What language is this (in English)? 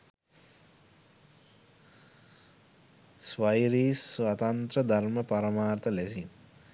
Sinhala